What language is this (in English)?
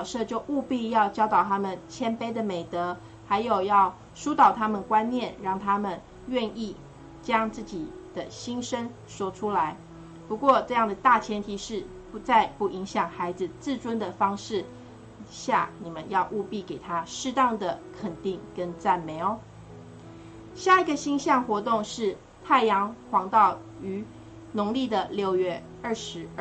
Chinese